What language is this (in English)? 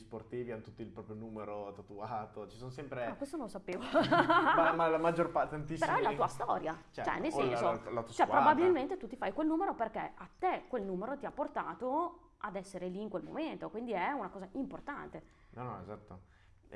Italian